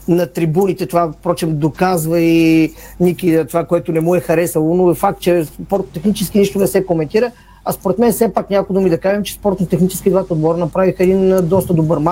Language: Bulgarian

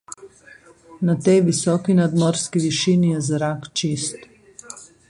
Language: Slovenian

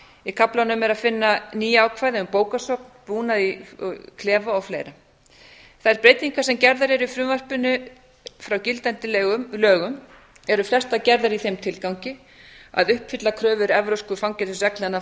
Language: Icelandic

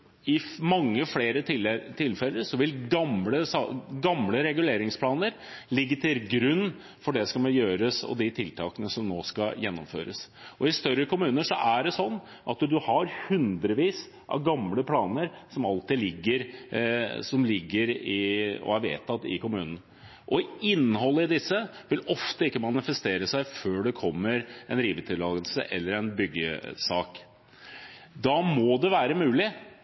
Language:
Norwegian Bokmål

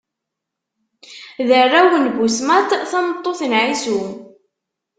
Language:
Kabyle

